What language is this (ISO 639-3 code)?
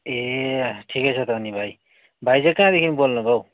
nep